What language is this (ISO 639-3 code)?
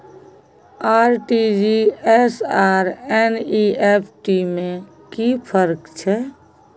mai